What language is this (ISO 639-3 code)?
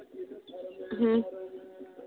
sat